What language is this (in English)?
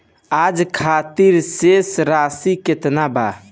Bhojpuri